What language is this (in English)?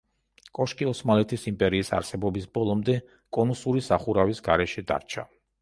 Georgian